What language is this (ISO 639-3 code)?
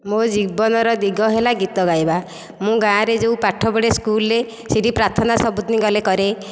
ori